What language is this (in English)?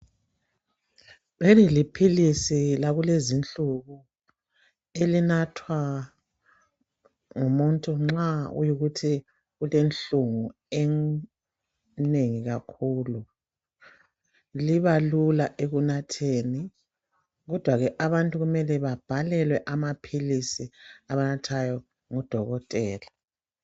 North Ndebele